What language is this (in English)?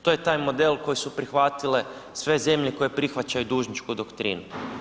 Croatian